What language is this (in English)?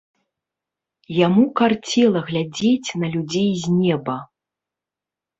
Belarusian